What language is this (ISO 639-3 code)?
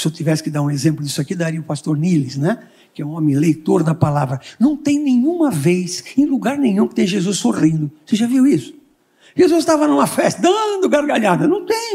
por